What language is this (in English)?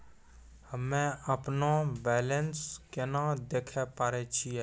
Maithili